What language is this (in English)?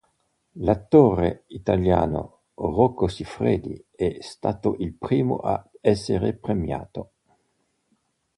Italian